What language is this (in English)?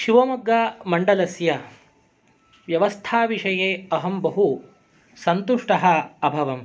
Sanskrit